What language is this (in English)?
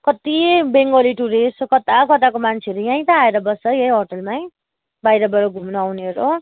Nepali